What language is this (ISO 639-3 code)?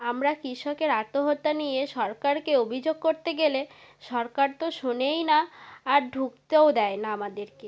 ben